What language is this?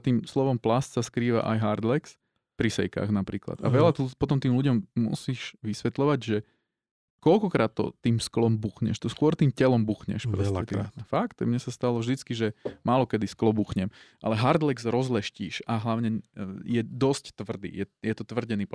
Slovak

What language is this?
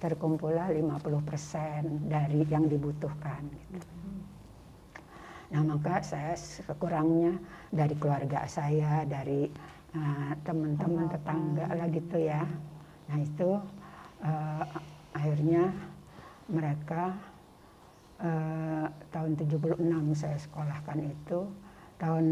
Indonesian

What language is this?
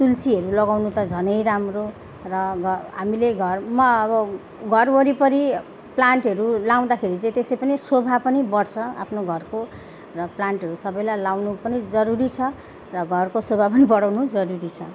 Nepali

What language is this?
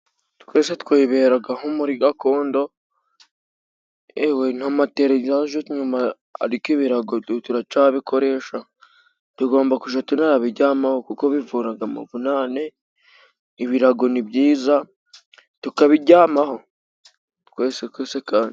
Kinyarwanda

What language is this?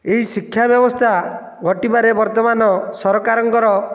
Odia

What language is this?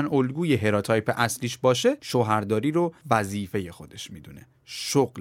Persian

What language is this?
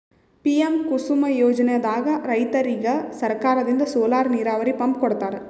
Kannada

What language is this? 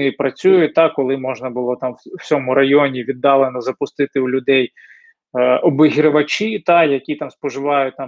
Ukrainian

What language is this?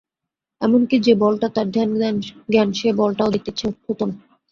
Bangla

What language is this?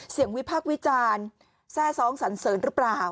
Thai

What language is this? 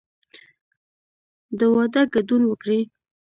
Pashto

